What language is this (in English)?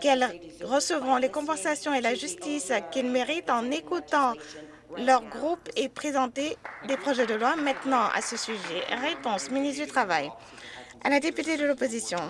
French